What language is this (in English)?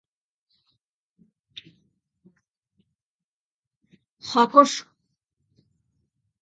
Basque